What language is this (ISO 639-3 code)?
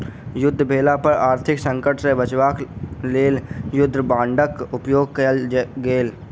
mai